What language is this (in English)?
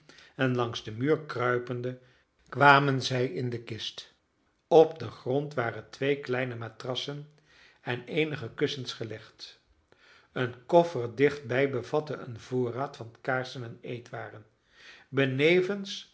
Dutch